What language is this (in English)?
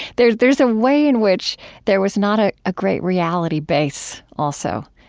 English